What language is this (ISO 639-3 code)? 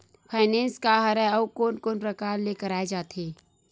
hne